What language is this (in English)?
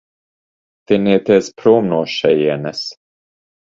Latvian